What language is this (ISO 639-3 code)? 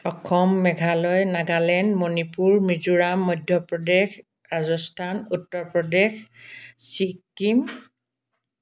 asm